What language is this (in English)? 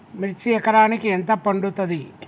Telugu